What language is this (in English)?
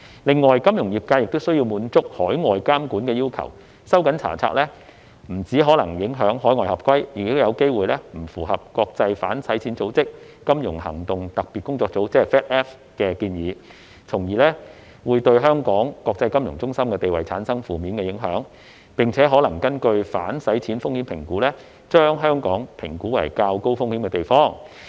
Cantonese